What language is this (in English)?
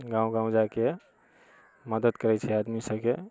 Maithili